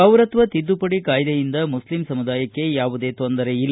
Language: Kannada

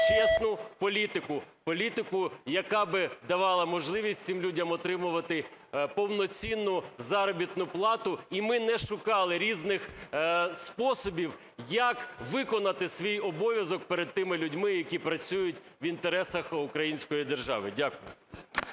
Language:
Ukrainian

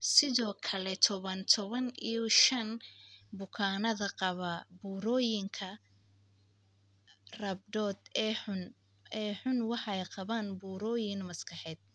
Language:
Somali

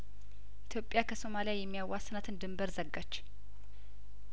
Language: Amharic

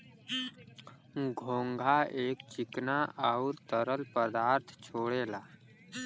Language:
Bhojpuri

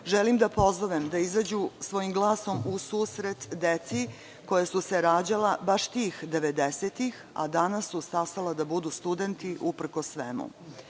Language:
Serbian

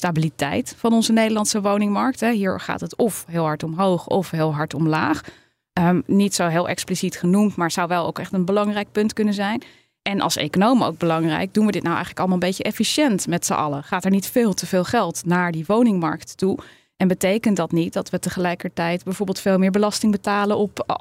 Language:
Dutch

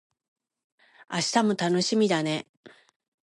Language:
Japanese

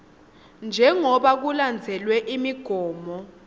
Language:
Swati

